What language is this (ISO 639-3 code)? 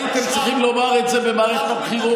heb